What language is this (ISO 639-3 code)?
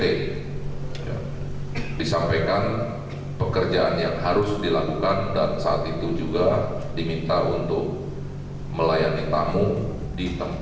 ind